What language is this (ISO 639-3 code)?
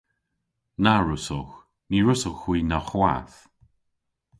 cor